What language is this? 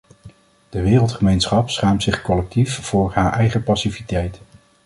Dutch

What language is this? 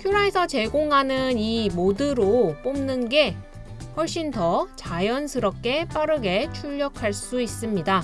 Korean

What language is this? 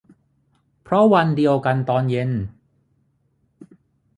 Thai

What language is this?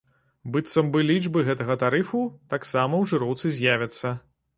Belarusian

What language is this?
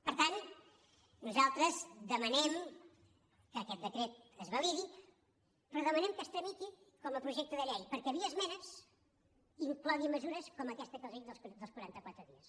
Catalan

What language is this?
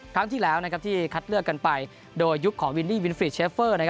Thai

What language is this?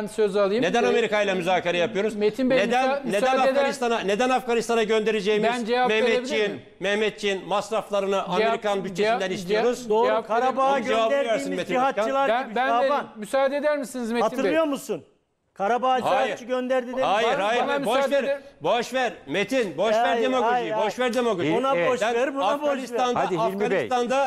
Turkish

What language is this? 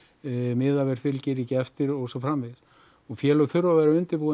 Icelandic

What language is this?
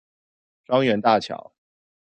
Chinese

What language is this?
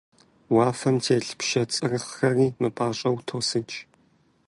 Kabardian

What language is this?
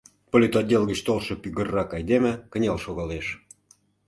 Mari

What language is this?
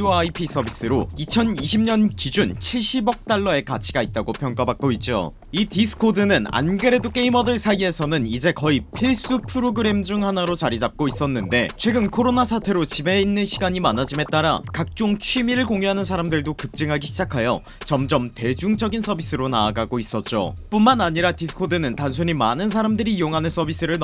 Korean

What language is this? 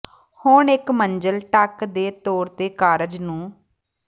Punjabi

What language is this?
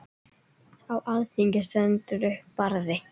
Icelandic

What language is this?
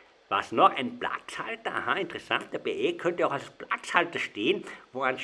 German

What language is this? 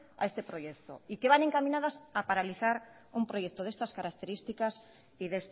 Spanish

